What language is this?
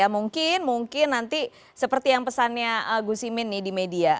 Indonesian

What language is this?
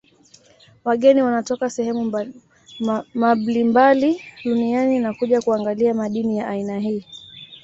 Swahili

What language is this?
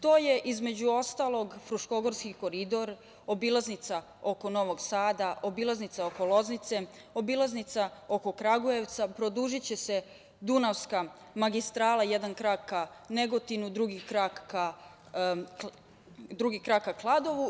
Serbian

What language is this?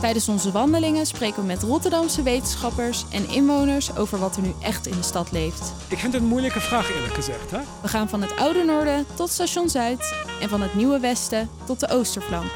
Dutch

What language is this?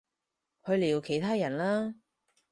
Cantonese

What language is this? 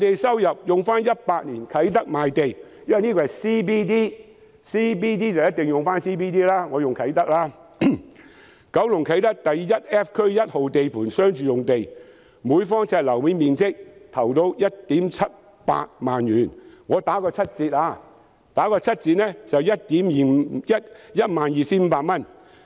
Cantonese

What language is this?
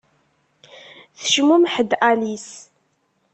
Kabyle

